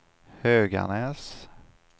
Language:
Swedish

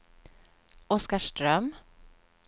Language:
Swedish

